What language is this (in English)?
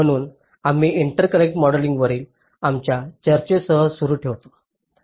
Marathi